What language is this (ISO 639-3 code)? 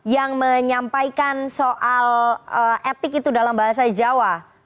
ind